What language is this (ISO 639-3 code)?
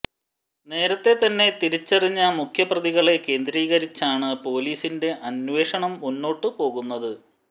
mal